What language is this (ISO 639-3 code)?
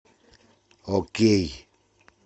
rus